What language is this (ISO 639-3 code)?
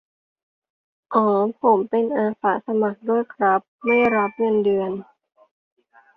tha